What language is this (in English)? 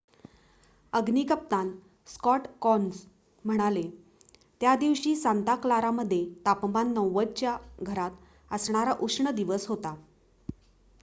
Marathi